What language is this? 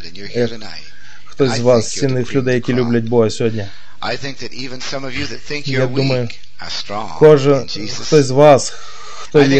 Ukrainian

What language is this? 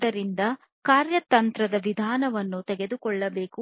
Kannada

